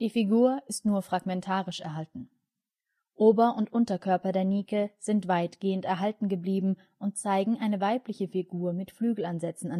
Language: German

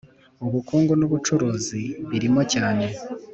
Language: Kinyarwanda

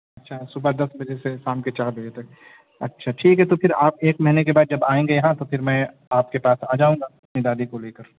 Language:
Urdu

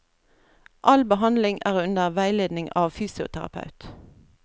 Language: Norwegian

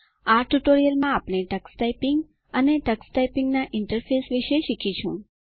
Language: Gujarati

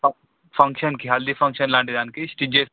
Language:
Telugu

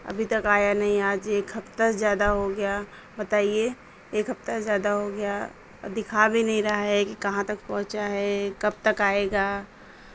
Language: Urdu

